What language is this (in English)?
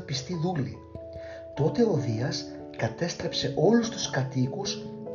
Greek